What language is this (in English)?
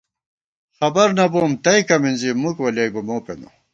Gawar-Bati